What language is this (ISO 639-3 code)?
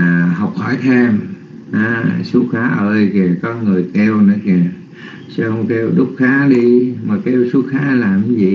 vie